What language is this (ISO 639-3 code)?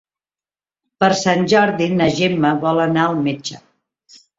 cat